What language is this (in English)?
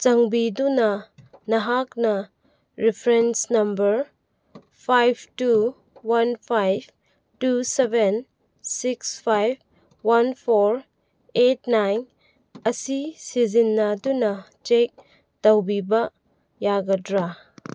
Manipuri